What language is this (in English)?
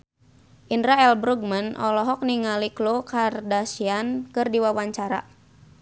Sundanese